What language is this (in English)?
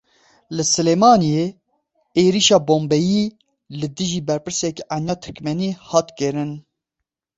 Kurdish